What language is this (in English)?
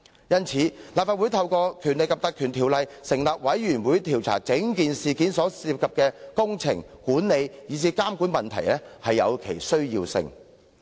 Cantonese